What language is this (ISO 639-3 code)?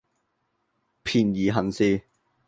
yue